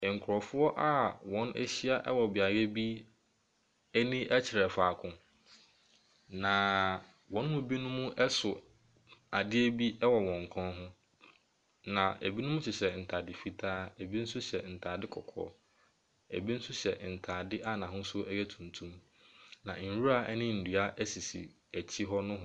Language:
Akan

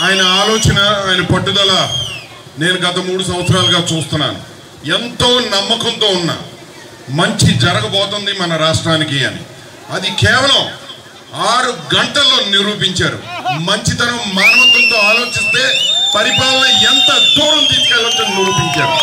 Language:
Telugu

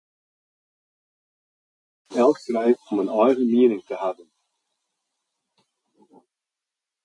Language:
Western Frisian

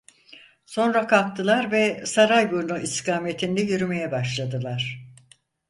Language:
Turkish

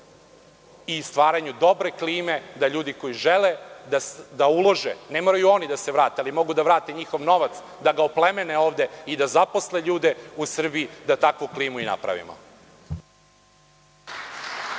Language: Serbian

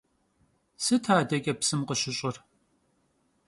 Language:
Kabardian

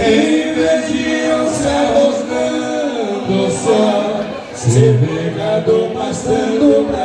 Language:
Portuguese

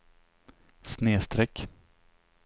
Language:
Swedish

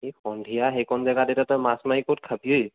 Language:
Assamese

